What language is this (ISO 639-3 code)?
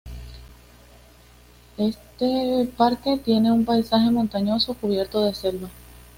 spa